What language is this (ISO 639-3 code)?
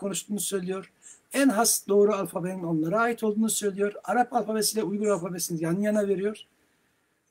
tur